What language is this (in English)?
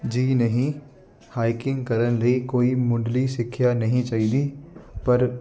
Punjabi